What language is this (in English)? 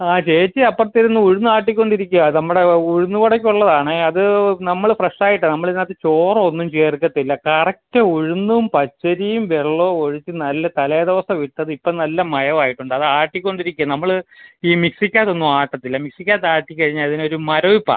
Malayalam